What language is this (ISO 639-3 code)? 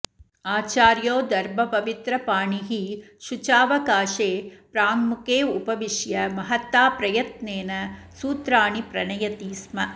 san